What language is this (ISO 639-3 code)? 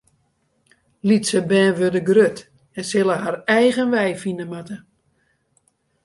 fry